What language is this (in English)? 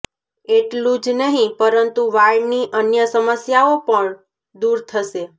Gujarati